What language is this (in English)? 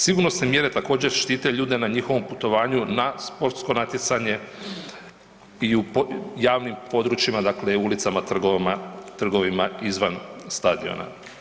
Croatian